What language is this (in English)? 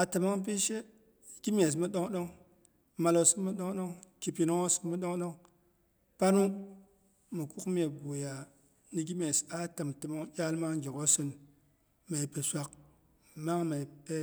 Boghom